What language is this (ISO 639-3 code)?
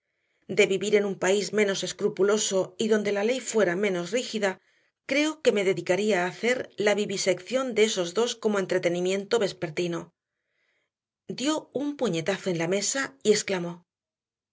spa